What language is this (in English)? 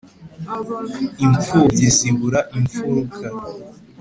Kinyarwanda